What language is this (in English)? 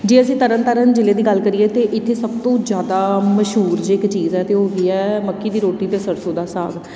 Punjabi